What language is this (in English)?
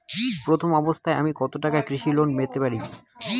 Bangla